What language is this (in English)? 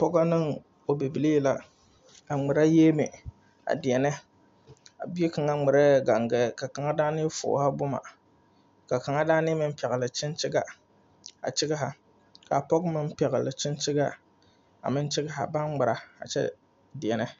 Southern Dagaare